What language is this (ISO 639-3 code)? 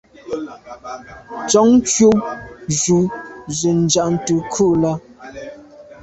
byv